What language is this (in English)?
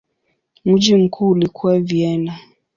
Swahili